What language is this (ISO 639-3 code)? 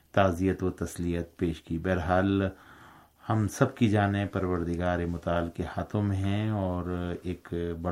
urd